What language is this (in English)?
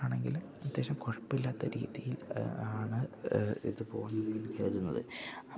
Malayalam